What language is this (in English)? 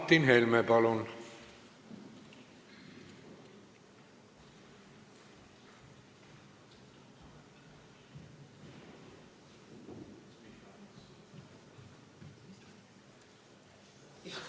Estonian